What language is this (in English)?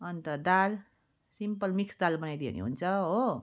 Nepali